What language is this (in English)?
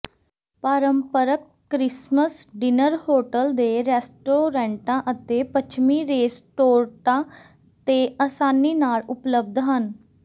Punjabi